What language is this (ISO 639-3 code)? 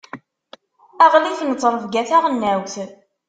kab